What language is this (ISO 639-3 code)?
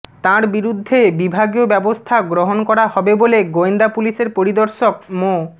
ben